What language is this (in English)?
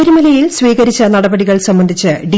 Malayalam